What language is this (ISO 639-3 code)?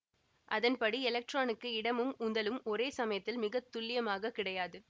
tam